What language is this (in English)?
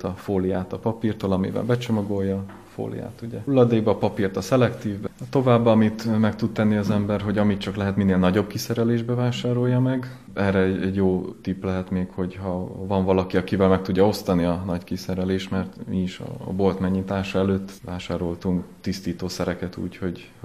Hungarian